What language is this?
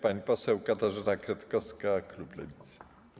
Polish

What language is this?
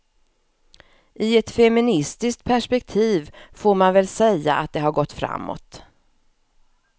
Swedish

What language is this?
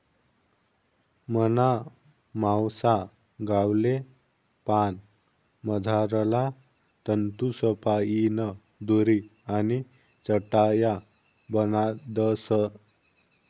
Marathi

